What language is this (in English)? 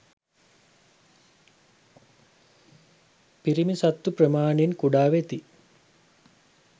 Sinhala